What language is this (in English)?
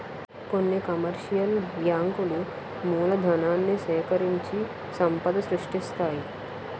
Telugu